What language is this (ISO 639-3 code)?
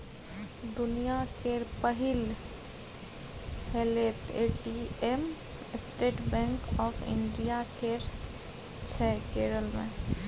mai